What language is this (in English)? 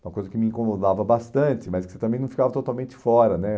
Portuguese